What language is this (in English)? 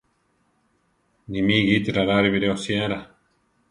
Central Tarahumara